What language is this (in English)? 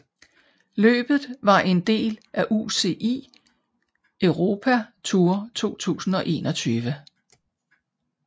Danish